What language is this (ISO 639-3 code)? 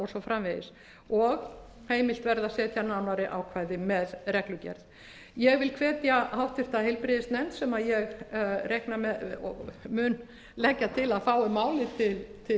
isl